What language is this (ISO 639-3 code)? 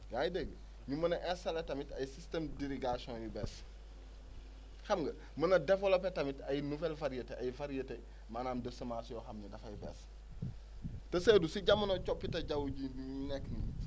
wol